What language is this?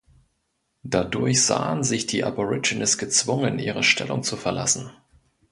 German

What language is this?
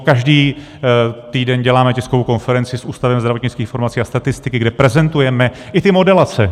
Czech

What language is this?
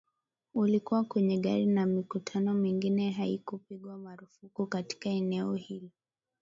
Swahili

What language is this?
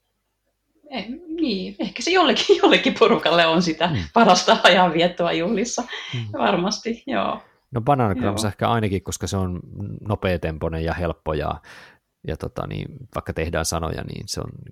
Finnish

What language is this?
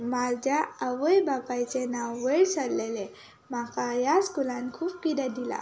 Konkani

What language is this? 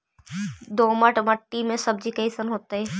Magahi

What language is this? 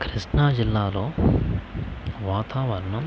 Telugu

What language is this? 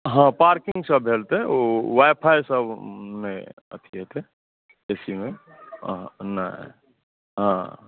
Maithili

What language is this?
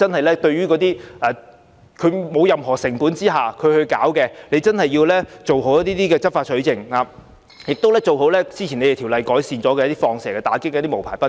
Cantonese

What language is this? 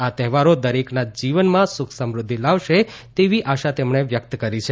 Gujarati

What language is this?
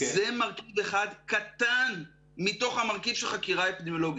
Hebrew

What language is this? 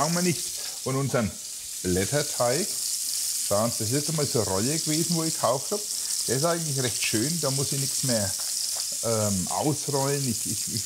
German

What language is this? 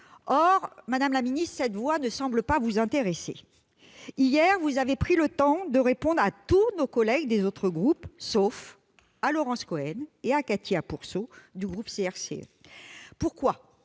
French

